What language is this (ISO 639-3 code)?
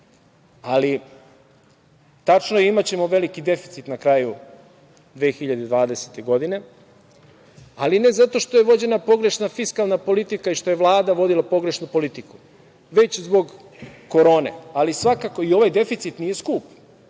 srp